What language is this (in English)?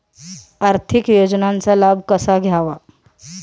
Marathi